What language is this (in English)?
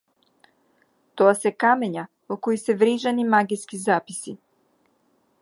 Macedonian